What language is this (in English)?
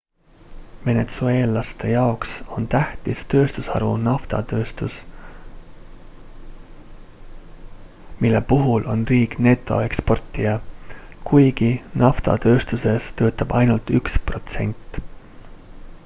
Estonian